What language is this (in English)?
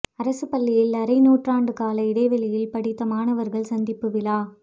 Tamil